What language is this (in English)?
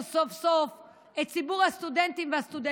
Hebrew